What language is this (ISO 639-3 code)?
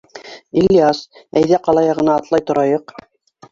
bak